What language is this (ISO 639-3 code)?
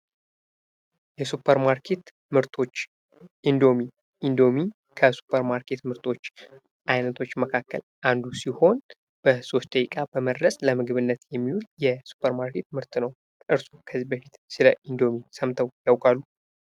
amh